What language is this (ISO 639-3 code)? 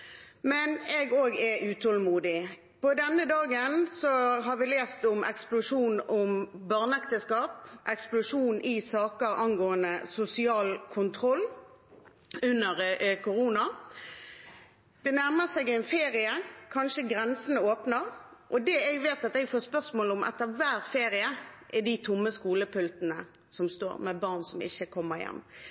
nob